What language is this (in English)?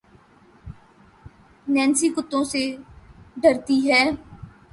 Urdu